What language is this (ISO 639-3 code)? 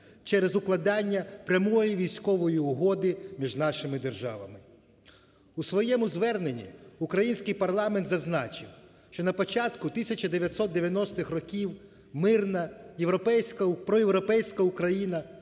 ukr